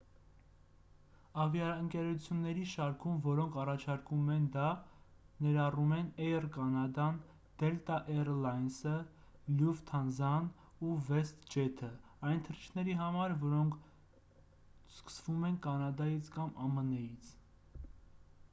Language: Armenian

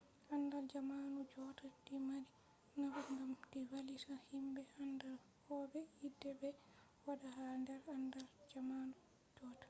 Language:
Fula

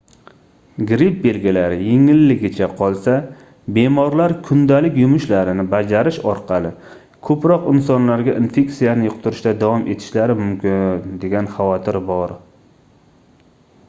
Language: Uzbek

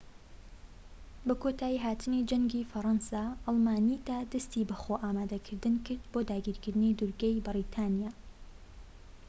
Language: Central Kurdish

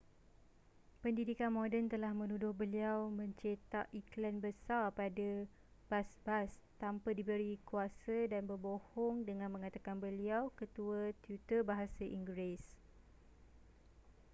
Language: Malay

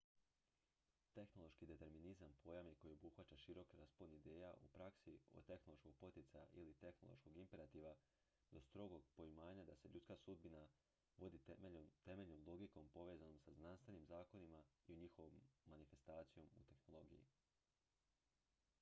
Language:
Croatian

